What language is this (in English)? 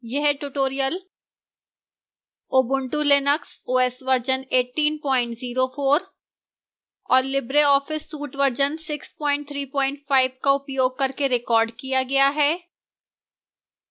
Hindi